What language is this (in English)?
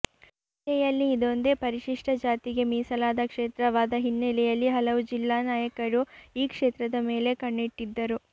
Kannada